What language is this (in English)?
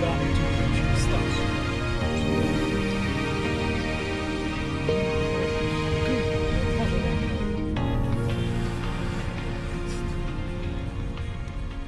Polish